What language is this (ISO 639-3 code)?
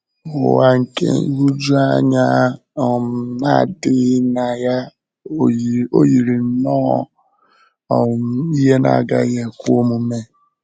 ibo